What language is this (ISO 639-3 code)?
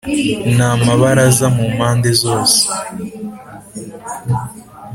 kin